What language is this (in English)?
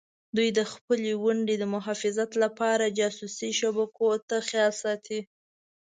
Pashto